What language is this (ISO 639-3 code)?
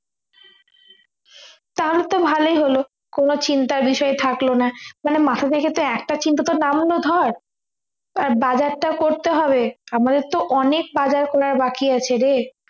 ben